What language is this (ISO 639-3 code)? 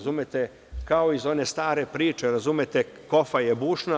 srp